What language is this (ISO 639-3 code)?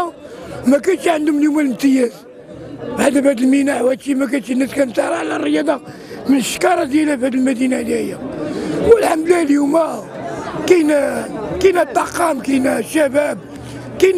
ara